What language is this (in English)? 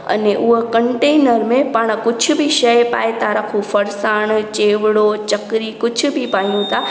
Sindhi